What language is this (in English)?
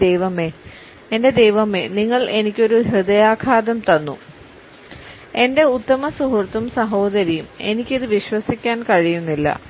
Malayalam